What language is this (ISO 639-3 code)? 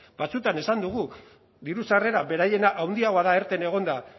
eus